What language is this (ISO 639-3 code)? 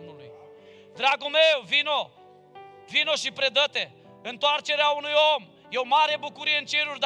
ron